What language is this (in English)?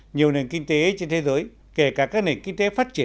Vietnamese